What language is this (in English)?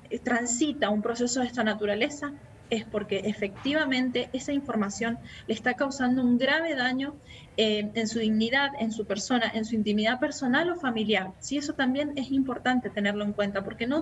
Spanish